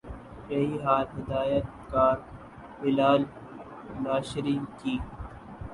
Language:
Urdu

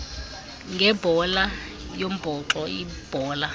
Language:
Xhosa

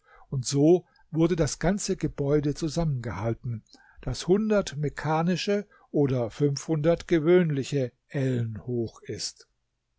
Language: German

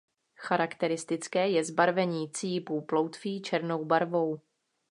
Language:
Czech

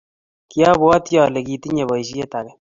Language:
Kalenjin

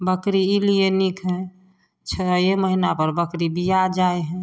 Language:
Maithili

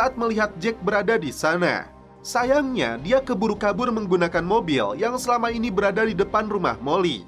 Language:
Indonesian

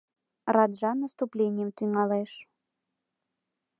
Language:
Mari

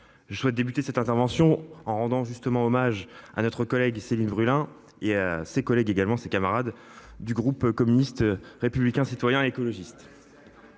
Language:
French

